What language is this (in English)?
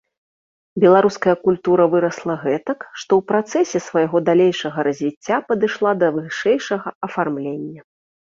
Belarusian